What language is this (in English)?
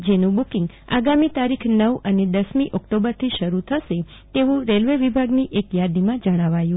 Gujarati